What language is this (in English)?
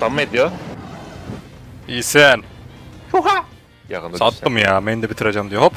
Turkish